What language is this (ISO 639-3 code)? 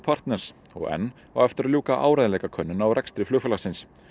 isl